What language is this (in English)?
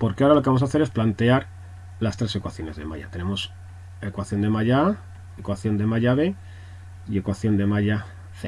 Spanish